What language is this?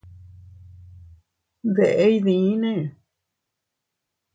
Teutila Cuicatec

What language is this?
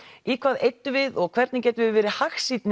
Icelandic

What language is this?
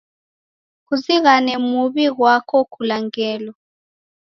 Taita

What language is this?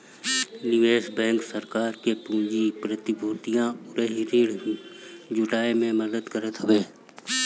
Bhojpuri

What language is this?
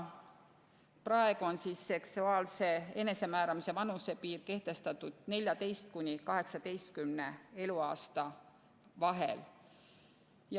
Estonian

